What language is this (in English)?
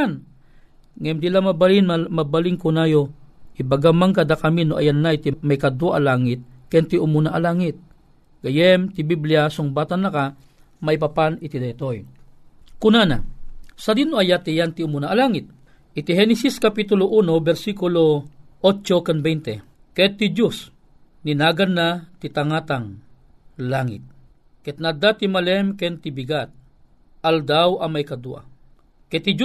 Filipino